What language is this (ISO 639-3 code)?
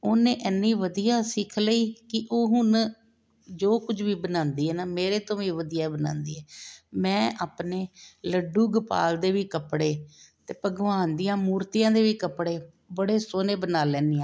pan